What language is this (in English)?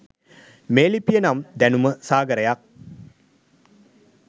Sinhala